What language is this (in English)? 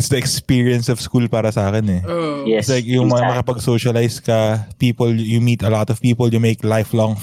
Filipino